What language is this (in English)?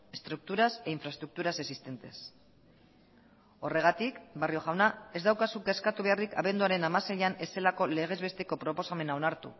Basque